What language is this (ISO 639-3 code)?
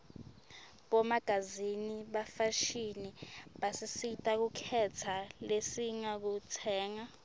ssw